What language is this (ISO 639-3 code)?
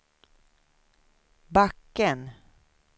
swe